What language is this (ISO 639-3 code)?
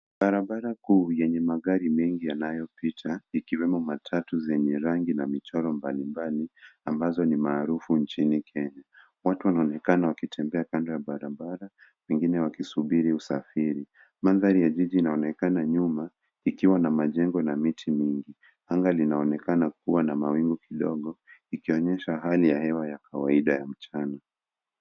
swa